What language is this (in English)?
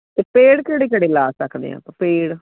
Punjabi